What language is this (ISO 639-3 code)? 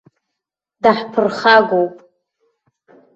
abk